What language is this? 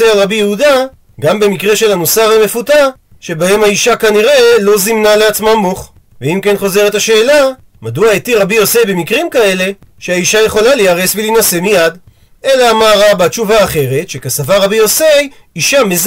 Hebrew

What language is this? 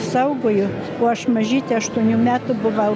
Lithuanian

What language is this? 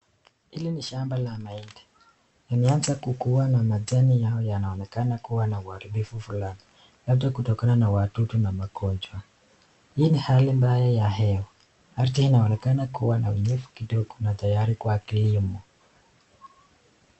Swahili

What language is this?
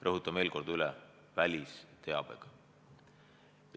Estonian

